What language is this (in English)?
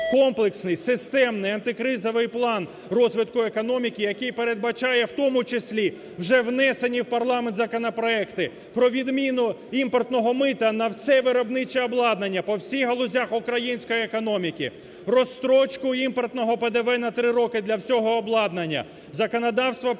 Ukrainian